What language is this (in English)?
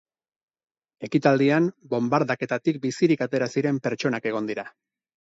Basque